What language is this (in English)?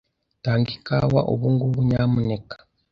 Kinyarwanda